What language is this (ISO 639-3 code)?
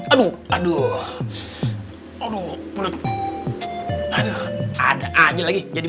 ind